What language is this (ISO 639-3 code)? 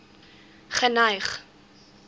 afr